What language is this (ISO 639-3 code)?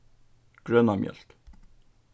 fao